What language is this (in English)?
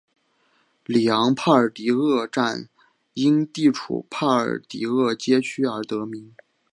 Chinese